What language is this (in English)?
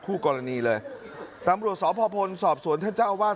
Thai